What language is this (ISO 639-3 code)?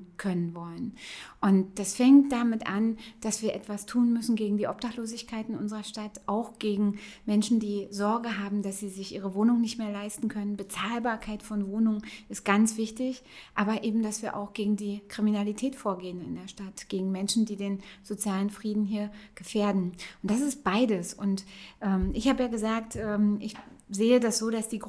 deu